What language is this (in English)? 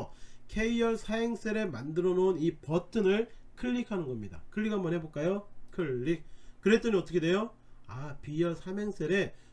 Korean